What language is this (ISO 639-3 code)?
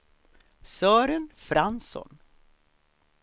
swe